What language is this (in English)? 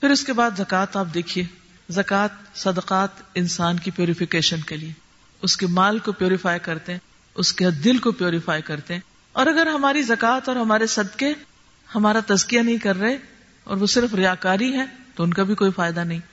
Urdu